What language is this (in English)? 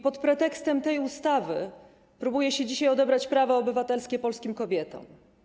Polish